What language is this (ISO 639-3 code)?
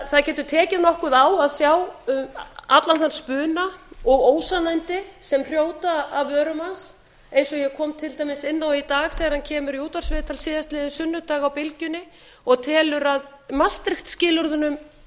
isl